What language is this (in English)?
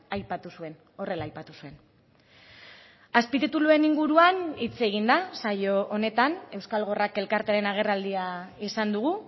Basque